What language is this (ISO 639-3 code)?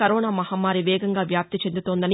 tel